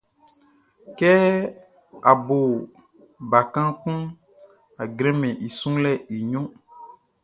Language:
Baoulé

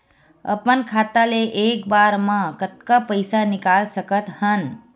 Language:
Chhattisgarhi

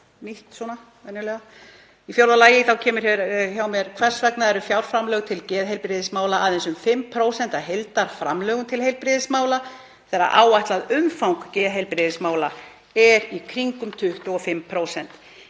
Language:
Icelandic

